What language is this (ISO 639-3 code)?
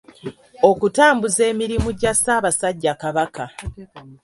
lug